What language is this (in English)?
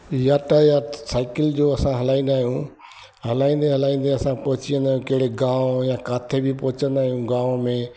Sindhi